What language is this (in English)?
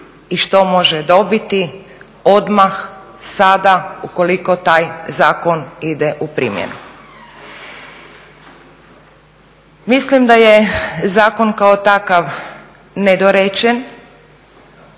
Croatian